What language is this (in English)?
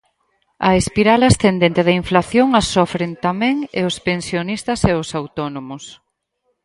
Galician